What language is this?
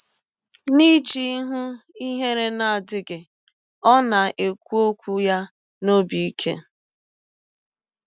Igbo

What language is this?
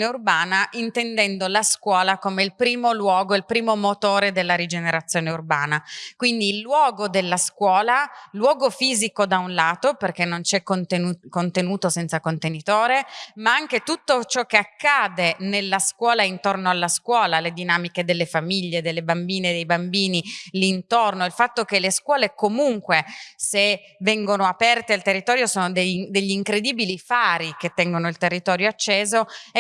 Italian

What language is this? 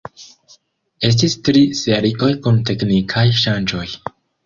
Esperanto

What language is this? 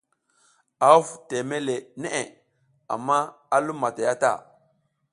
South Giziga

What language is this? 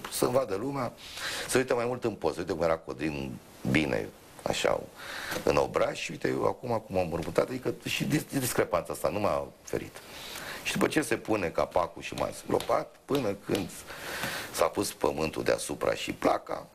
Romanian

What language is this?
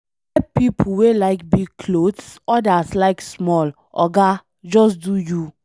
Nigerian Pidgin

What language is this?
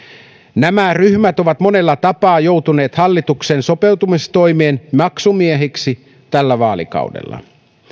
Finnish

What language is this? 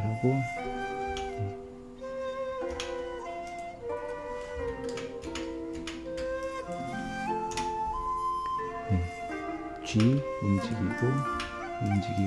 Korean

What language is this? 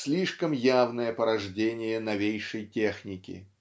Russian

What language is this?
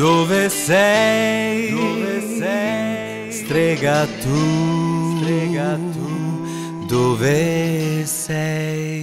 Italian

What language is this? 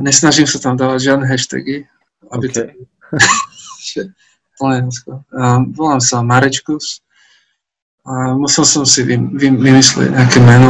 Slovak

